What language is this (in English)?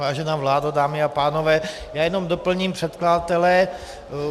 Czech